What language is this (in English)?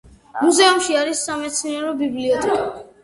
Georgian